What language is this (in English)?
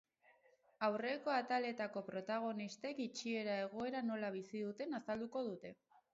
Basque